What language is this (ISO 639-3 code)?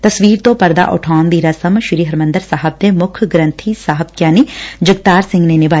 pan